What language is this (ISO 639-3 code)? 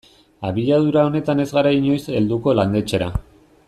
eus